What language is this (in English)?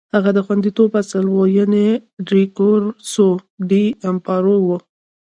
Pashto